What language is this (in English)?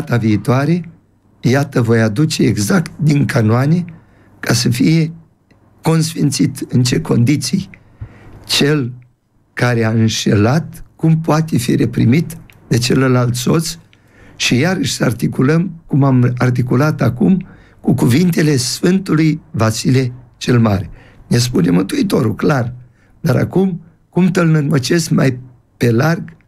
Romanian